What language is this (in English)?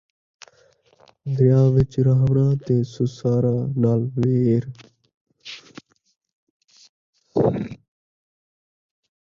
Saraiki